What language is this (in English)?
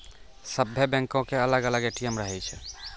Maithili